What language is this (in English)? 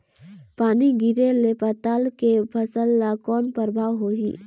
Chhattisgarhi